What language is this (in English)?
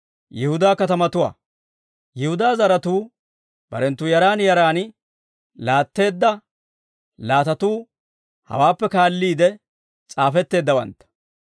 Dawro